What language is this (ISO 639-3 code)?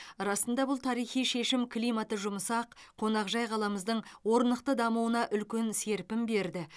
kaz